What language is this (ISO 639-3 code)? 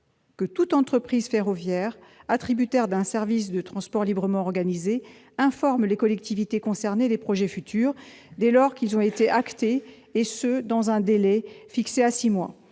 fra